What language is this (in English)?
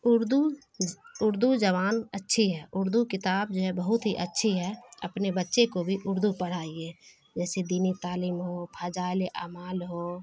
Urdu